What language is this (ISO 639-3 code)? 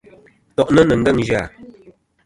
bkm